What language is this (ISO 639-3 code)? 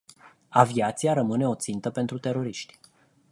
ron